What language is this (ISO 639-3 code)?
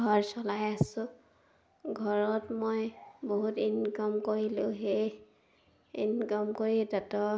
asm